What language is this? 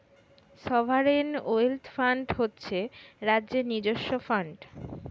Bangla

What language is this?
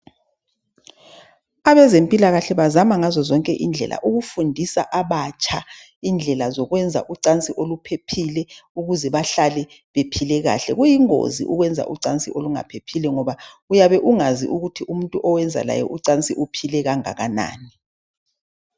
North Ndebele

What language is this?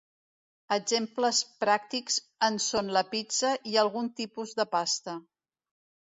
Catalan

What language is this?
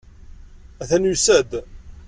Kabyle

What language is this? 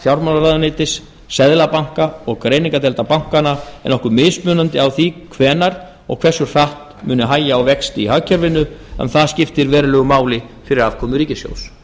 Icelandic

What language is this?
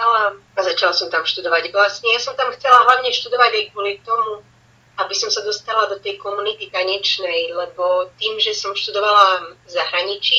Slovak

